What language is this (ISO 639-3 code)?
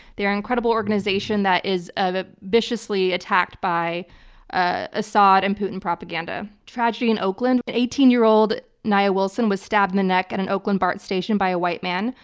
eng